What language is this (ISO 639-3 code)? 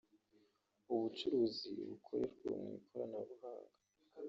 kin